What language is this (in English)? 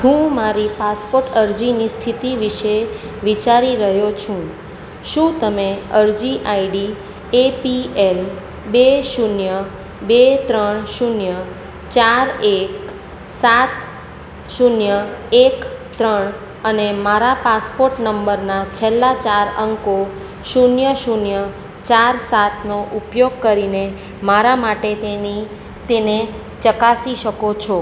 Gujarati